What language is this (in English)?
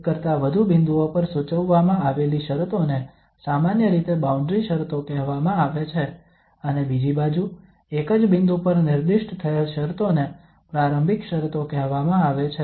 Gujarati